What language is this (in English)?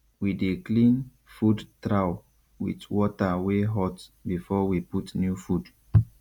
Nigerian Pidgin